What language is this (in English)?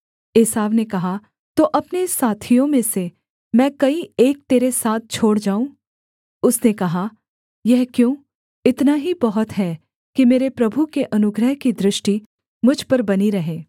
Hindi